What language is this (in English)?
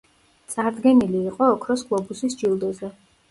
Georgian